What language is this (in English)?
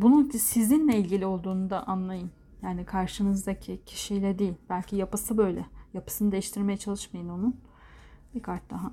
Turkish